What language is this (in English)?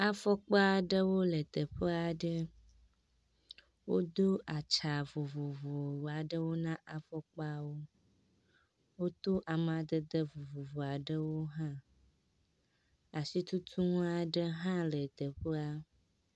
Ewe